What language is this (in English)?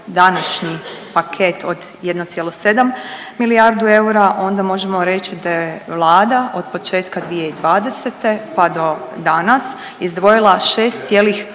Croatian